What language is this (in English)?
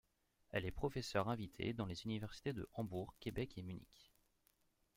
French